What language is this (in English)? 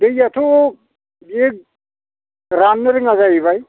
Bodo